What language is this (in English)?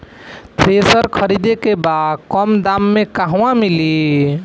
Bhojpuri